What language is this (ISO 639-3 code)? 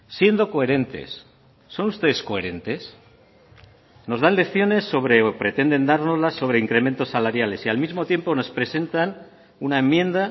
spa